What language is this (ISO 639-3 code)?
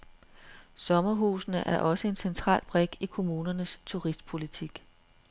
dan